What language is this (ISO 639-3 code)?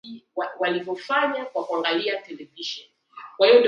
swa